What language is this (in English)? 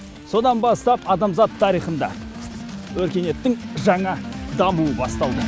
Kazakh